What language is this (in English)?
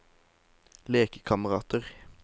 Norwegian